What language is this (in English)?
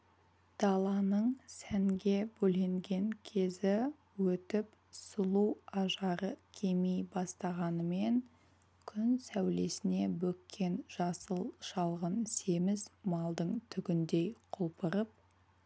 Kazakh